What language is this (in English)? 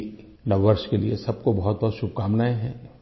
Hindi